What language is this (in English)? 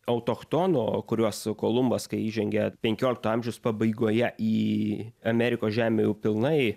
Lithuanian